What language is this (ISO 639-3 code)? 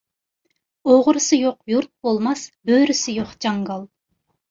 uig